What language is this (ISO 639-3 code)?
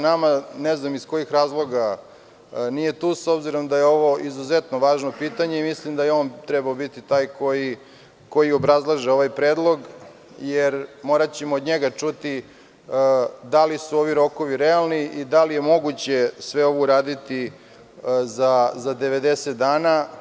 srp